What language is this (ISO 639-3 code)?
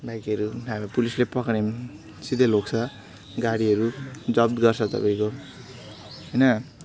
nep